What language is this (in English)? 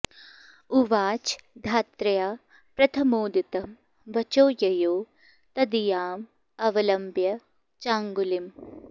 Sanskrit